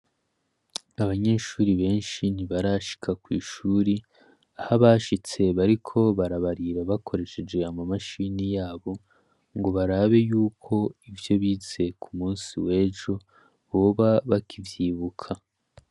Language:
Rundi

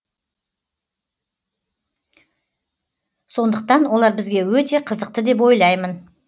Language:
Kazakh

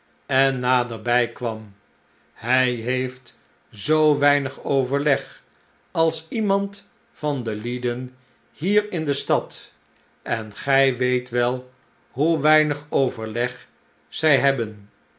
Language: Dutch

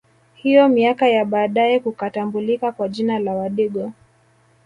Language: Swahili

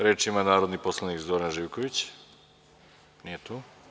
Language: Serbian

